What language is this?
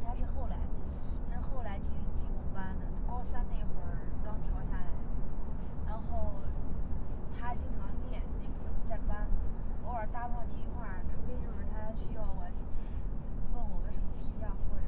Chinese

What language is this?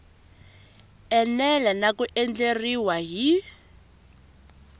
Tsonga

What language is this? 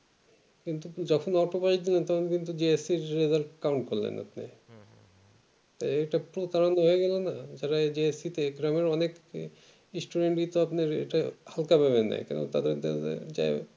Bangla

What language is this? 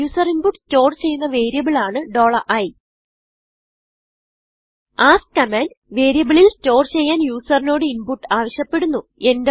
Malayalam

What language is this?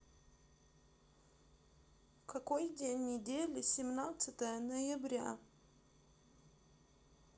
Russian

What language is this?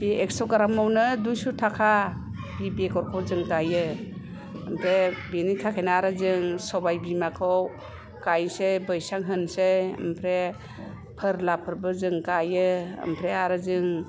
Bodo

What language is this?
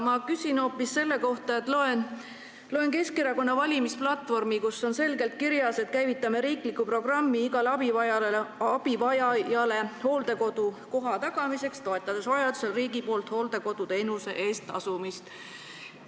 Estonian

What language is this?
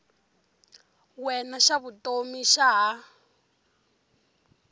Tsonga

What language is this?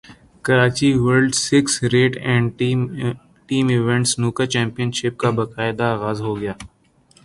Urdu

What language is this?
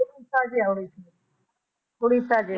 Punjabi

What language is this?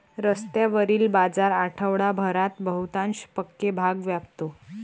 Marathi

